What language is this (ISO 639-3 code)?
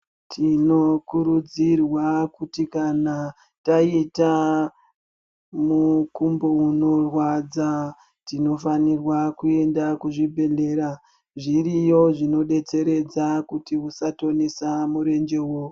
ndc